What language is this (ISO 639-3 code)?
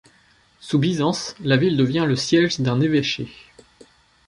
fra